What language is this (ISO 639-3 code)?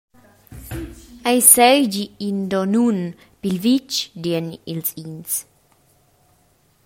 roh